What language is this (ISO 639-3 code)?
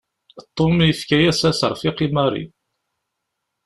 kab